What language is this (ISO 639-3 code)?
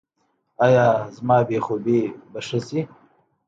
pus